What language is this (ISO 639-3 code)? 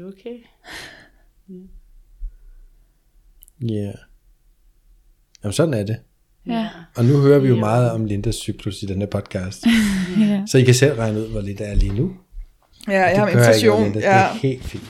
dan